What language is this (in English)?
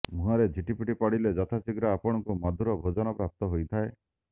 Odia